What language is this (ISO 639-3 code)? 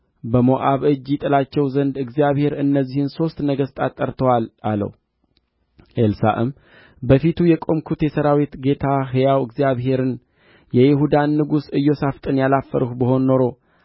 amh